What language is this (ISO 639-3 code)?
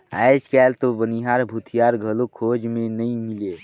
hne